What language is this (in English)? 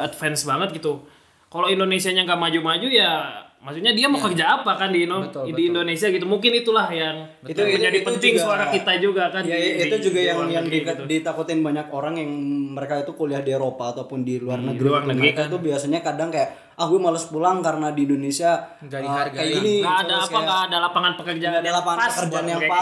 Indonesian